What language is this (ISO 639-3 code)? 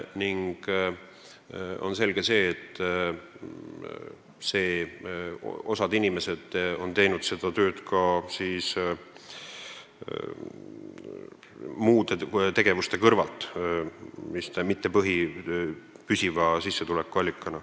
est